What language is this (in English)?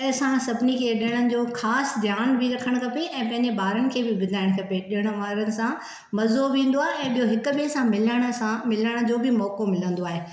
Sindhi